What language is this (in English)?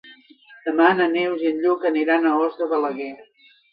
Catalan